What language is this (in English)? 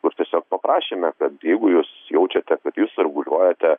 Lithuanian